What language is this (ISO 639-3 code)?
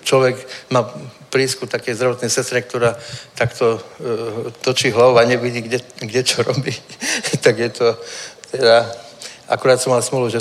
ces